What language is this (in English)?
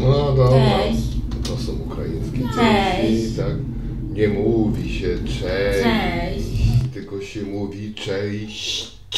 Polish